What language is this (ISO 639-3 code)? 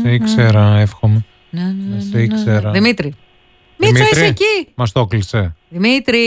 ell